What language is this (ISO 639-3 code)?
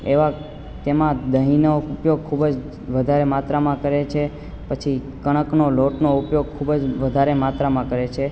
guj